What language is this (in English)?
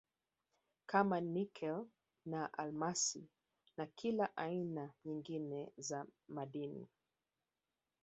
Swahili